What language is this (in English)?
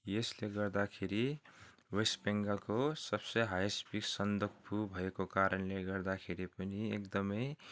Nepali